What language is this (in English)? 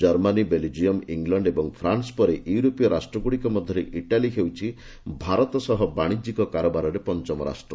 Odia